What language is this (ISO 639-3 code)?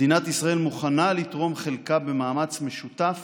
heb